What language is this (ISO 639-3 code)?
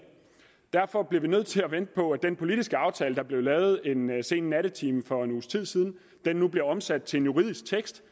dan